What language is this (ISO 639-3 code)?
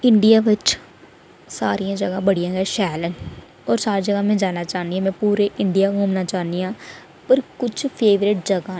doi